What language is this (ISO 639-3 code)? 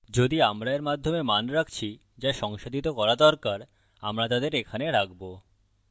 ben